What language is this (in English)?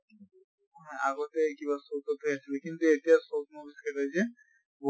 Assamese